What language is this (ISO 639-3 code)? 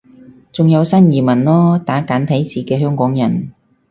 yue